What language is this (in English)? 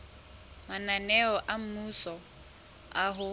Southern Sotho